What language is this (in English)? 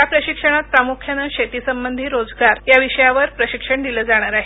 Marathi